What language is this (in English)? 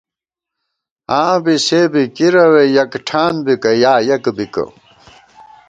Gawar-Bati